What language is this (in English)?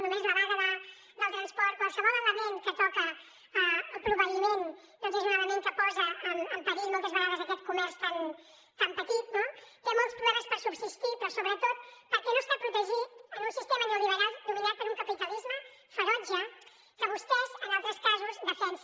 Catalan